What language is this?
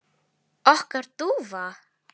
Icelandic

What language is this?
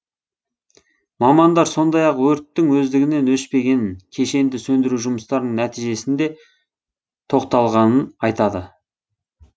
Kazakh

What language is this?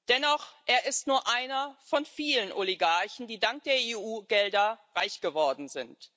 German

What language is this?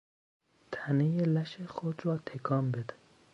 Persian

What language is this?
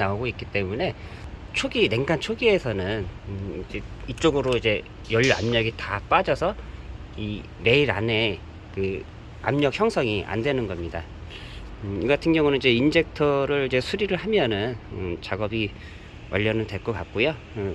Korean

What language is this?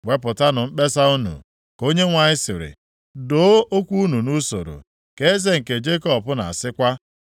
Igbo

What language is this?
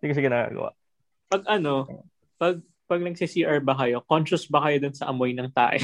Filipino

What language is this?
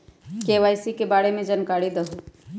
Magahi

